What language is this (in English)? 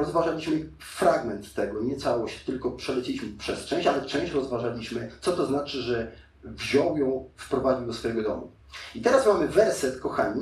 Polish